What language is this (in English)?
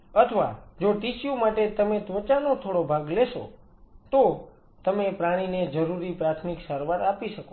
Gujarati